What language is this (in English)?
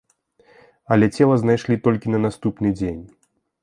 Belarusian